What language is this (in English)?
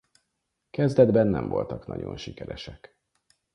Hungarian